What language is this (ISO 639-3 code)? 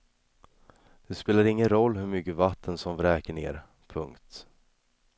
swe